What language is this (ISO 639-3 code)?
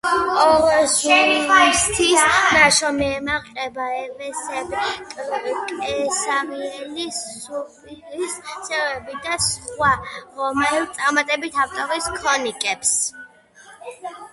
kat